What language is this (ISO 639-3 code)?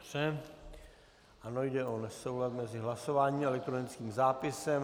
ces